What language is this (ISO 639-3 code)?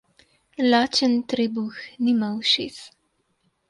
slv